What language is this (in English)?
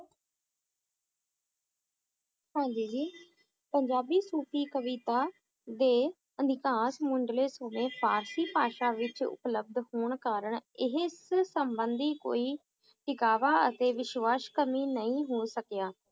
Punjabi